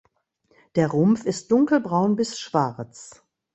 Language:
German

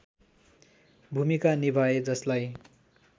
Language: Nepali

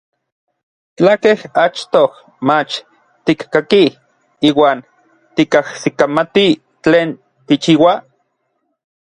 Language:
Orizaba Nahuatl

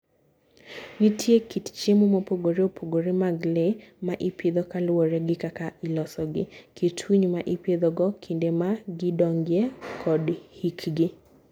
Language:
Luo (Kenya and Tanzania)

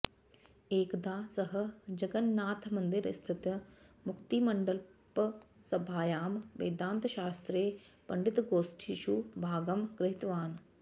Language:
Sanskrit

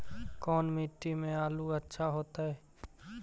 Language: Magahi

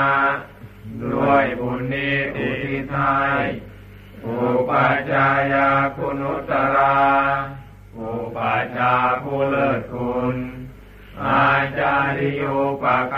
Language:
Thai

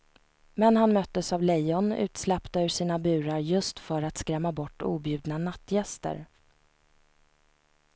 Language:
Swedish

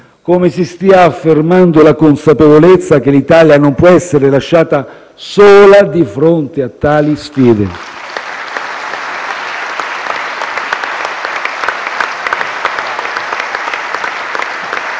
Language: Italian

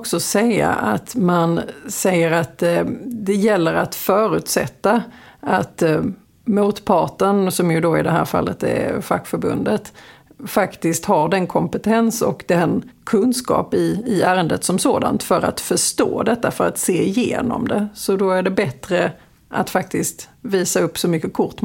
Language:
Swedish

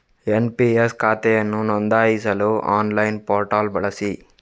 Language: Kannada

